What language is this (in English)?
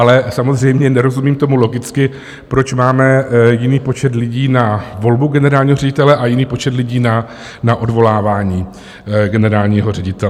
Czech